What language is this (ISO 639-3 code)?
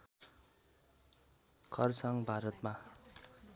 nep